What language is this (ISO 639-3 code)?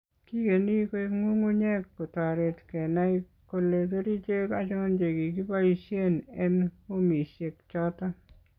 kln